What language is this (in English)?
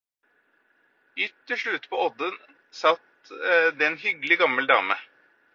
Norwegian Bokmål